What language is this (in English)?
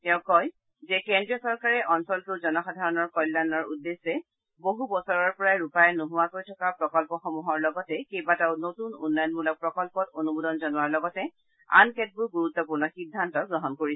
Assamese